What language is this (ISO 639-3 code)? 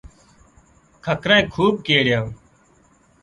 kxp